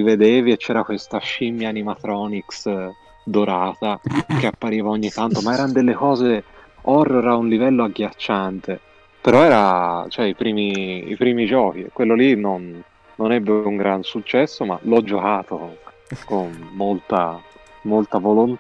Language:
Italian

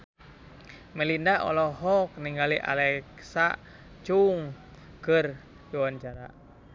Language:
Sundanese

